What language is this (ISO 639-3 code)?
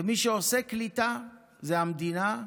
heb